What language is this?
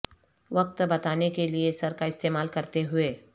Urdu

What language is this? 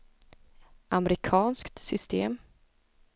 Swedish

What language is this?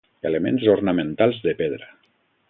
Catalan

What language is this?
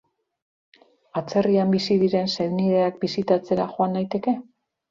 Basque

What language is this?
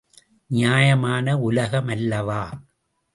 Tamil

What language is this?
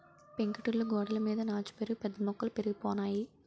Telugu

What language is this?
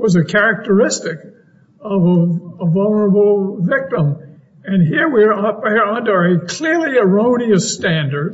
English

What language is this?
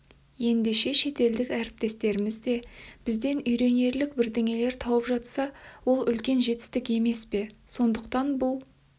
Kazakh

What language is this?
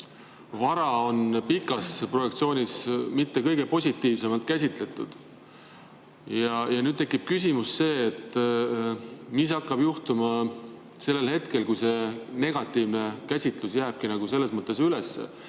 Estonian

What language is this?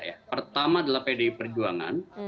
Indonesian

